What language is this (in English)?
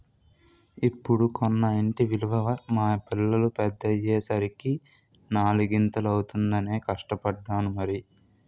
Telugu